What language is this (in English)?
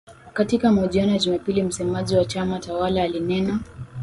Swahili